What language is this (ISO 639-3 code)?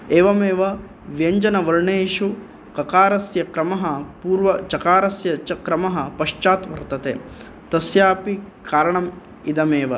san